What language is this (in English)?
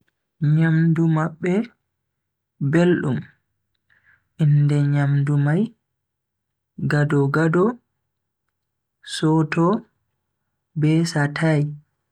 Bagirmi Fulfulde